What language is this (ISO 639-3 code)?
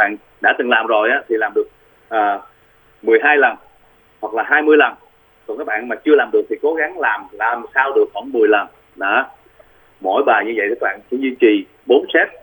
vie